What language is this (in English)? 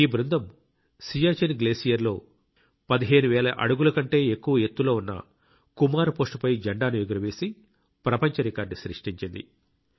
Telugu